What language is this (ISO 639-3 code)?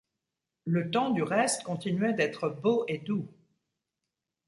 fra